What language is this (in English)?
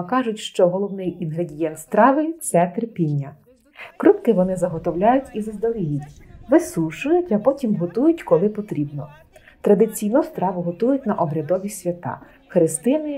Ukrainian